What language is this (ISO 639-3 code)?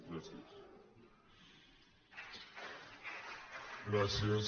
cat